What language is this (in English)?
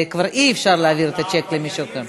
Hebrew